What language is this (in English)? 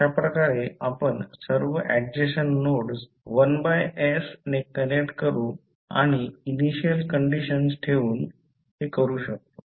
Marathi